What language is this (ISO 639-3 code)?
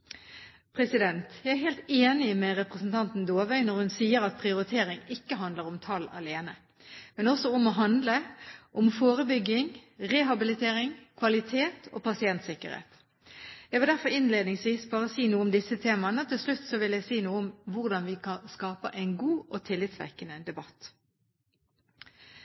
nob